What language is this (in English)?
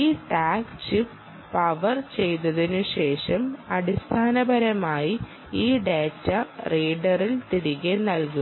Malayalam